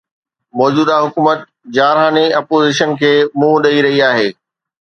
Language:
Sindhi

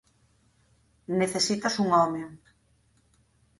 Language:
Galician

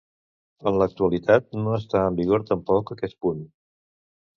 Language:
Catalan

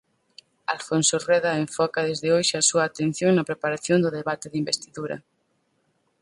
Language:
Galician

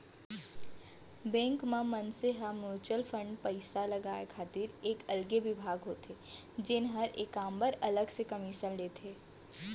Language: Chhattisgarhi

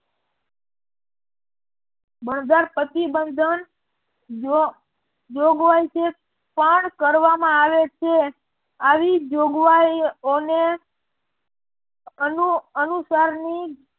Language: Gujarati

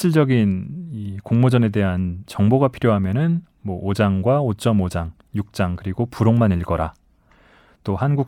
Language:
Korean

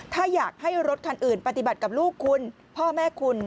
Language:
Thai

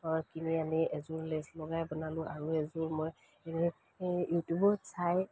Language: Assamese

